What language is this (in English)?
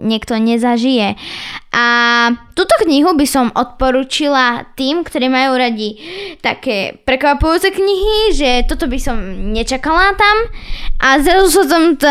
Slovak